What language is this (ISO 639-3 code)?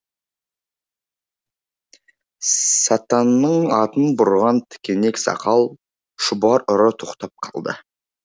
kaz